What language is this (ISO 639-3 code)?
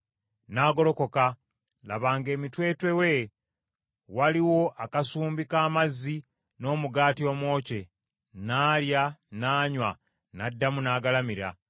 lug